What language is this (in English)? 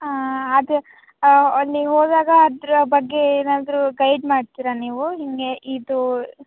Kannada